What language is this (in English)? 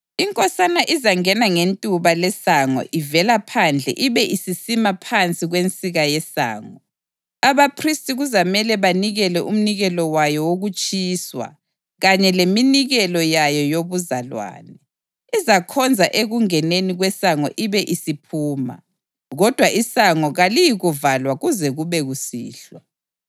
North Ndebele